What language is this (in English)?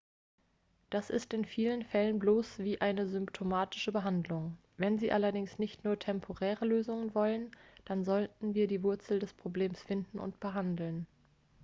German